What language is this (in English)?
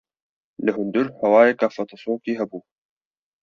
Kurdish